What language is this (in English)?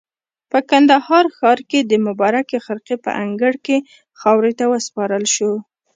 Pashto